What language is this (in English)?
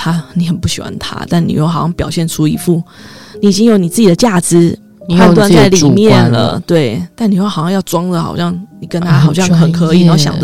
Chinese